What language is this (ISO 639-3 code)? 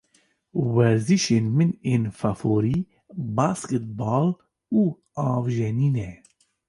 kur